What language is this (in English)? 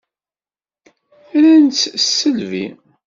Kabyle